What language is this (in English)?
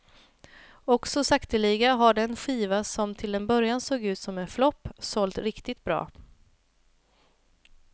Swedish